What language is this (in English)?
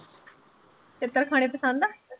Punjabi